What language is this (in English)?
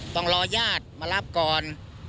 Thai